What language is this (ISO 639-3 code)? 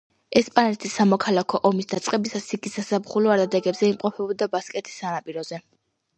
kat